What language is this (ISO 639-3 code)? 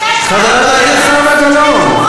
heb